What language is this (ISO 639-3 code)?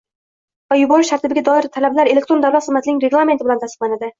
uzb